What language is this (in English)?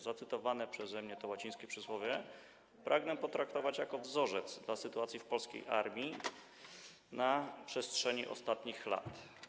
Polish